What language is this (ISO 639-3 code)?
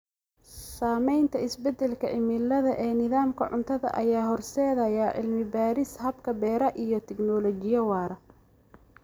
som